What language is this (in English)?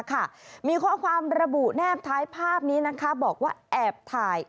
Thai